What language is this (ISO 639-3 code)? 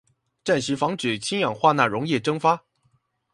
zho